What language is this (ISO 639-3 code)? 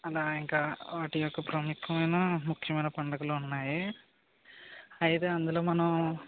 tel